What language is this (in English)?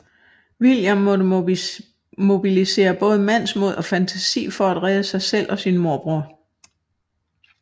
Danish